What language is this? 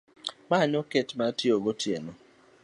Luo (Kenya and Tanzania)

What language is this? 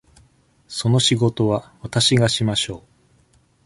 Japanese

